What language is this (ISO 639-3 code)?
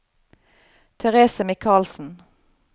nor